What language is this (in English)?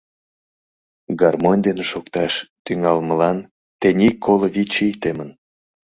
Mari